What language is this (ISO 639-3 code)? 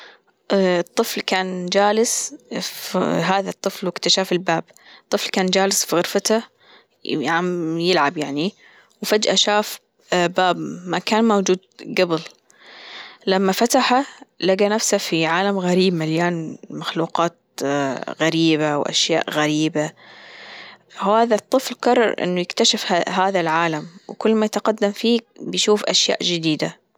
afb